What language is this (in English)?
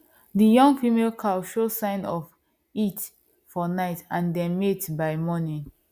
Nigerian Pidgin